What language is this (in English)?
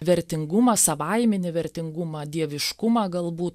Lithuanian